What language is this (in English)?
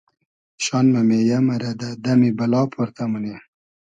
Hazaragi